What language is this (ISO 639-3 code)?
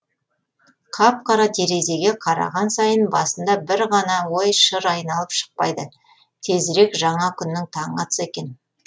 kaz